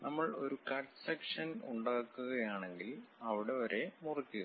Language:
Malayalam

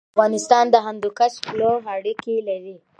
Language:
Pashto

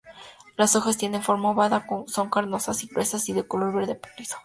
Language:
Spanish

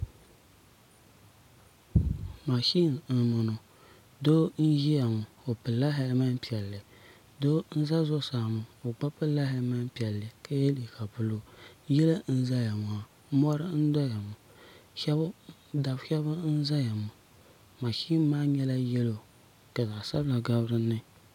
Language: Dagbani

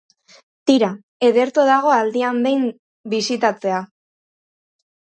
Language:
Basque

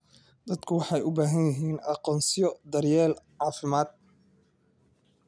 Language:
Somali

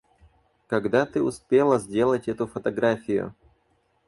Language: Russian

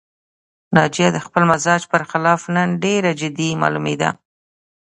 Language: Pashto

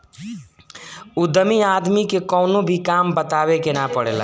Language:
Bhojpuri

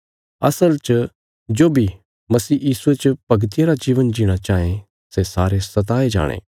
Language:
Bilaspuri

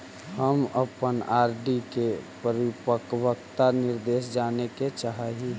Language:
Magahi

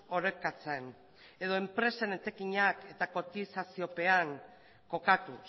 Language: Basque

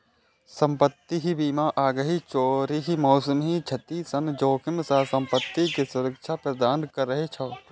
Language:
Maithili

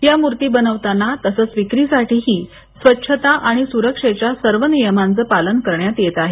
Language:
Marathi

